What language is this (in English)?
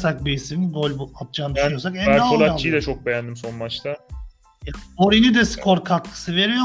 Turkish